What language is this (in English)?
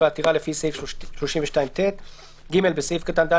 Hebrew